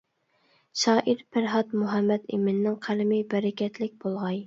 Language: Uyghur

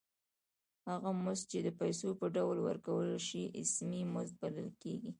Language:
Pashto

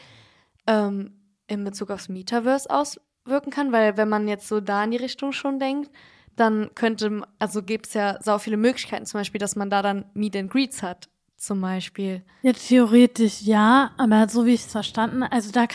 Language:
German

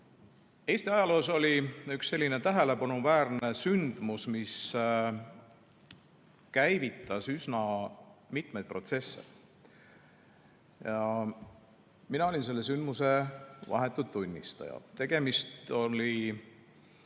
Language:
Estonian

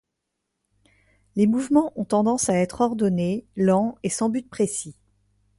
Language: French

